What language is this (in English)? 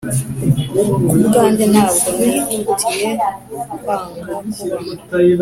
Kinyarwanda